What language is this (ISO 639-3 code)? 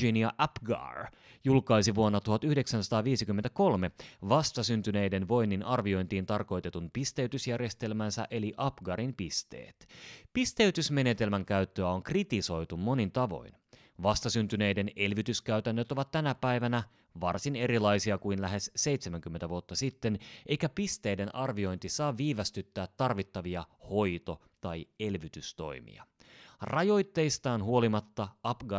fin